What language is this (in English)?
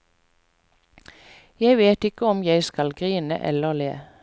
Norwegian